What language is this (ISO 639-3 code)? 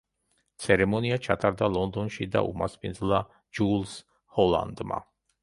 kat